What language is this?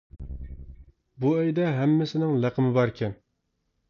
Uyghur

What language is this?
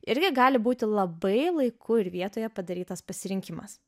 Lithuanian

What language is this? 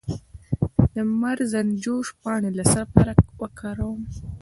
Pashto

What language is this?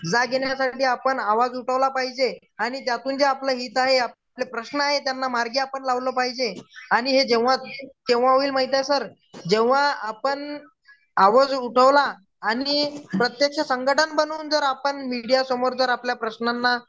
Marathi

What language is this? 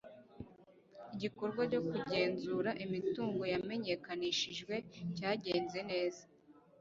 Kinyarwanda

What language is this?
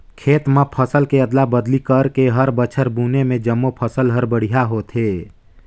Chhattisgarhi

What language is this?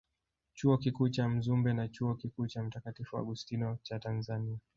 Swahili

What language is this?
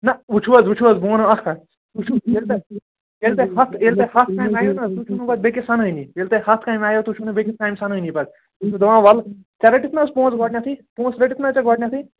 Kashmiri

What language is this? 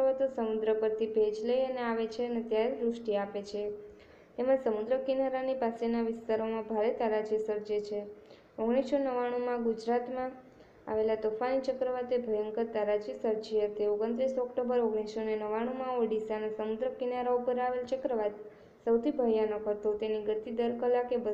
Romanian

